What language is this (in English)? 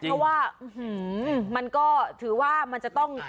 Thai